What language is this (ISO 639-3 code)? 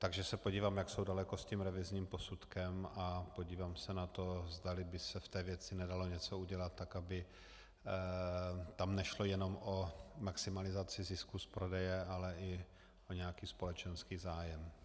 ces